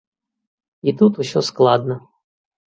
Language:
Belarusian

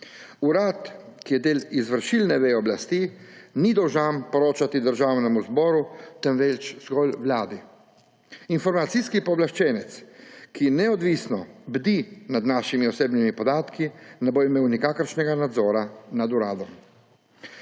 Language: Slovenian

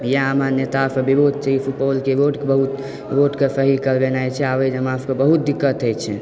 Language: Maithili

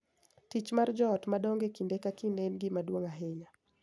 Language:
Luo (Kenya and Tanzania)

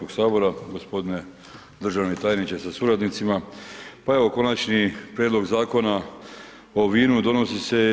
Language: Croatian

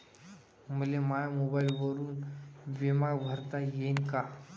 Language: Marathi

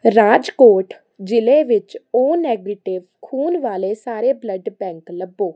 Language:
Punjabi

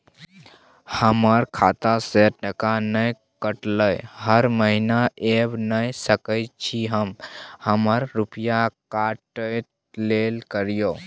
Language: Maithili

